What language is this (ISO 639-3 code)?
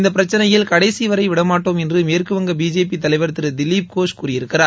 tam